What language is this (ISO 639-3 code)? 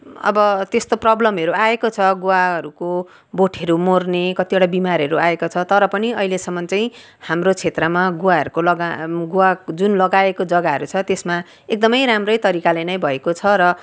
nep